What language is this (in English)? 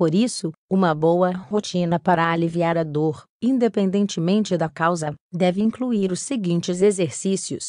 Portuguese